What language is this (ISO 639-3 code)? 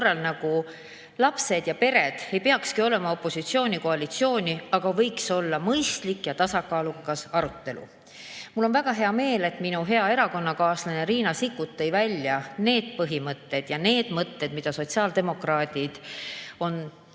est